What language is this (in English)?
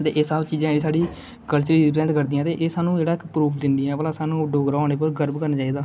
Dogri